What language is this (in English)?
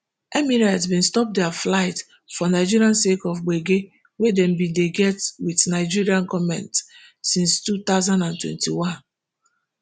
Nigerian Pidgin